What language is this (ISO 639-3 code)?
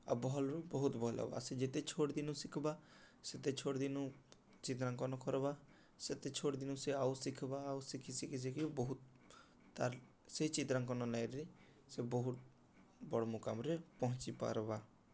ori